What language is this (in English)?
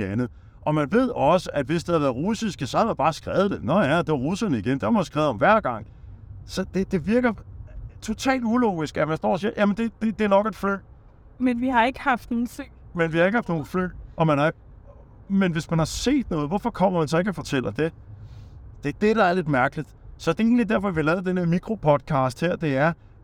Danish